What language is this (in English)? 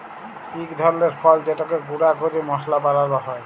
Bangla